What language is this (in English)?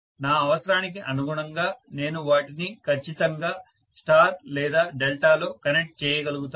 Telugu